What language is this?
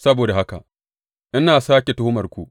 Hausa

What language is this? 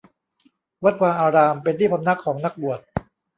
Thai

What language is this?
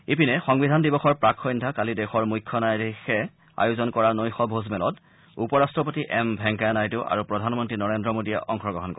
Assamese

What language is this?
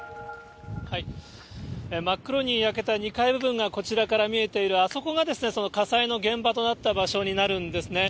Japanese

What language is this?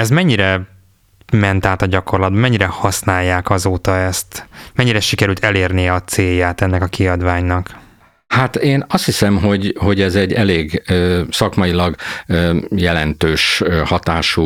Hungarian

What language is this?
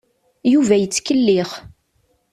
Kabyle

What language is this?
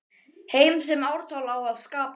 Icelandic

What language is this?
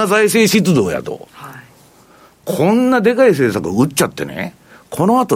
Japanese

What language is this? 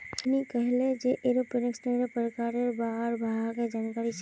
Magahi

